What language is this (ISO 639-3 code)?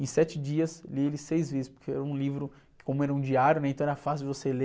por